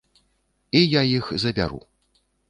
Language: Belarusian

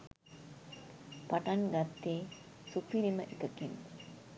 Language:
Sinhala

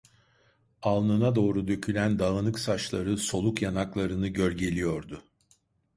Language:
Turkish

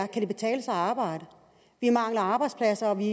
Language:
Danish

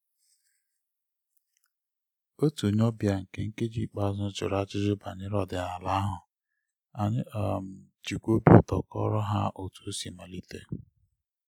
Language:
Igbo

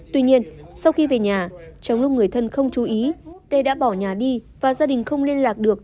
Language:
Vietnamese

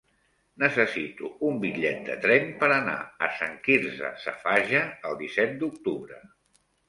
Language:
Catalan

